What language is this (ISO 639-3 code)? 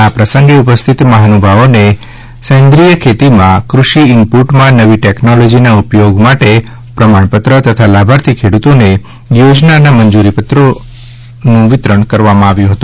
guj